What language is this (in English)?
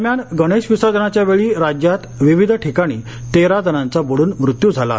Marathi